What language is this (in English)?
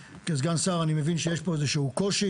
Hebrew